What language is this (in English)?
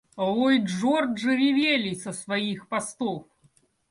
Russian